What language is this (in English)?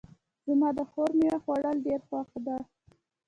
Pashto